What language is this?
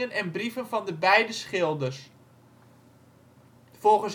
Dutch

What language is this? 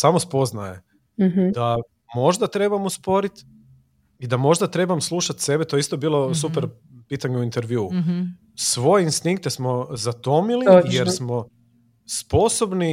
Croatian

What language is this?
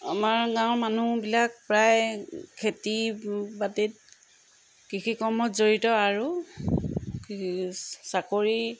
Assamese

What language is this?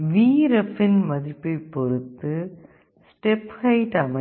Tamil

